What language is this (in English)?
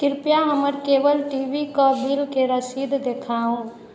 Maithili